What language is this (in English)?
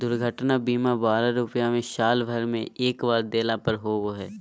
Magahi